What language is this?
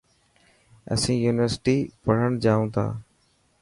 Dhatki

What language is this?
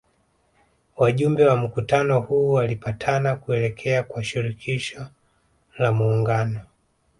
Swahili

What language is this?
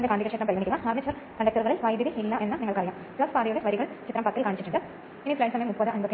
Malayalam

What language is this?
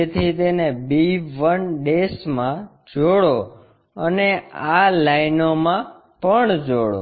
Gujarati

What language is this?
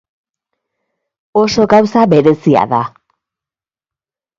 Basque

